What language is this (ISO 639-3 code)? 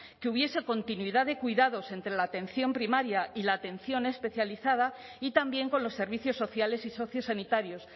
spa